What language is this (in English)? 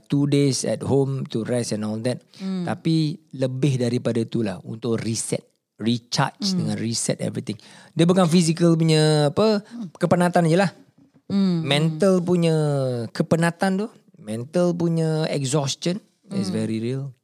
Malay